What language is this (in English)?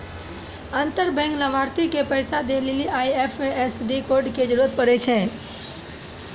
Maithili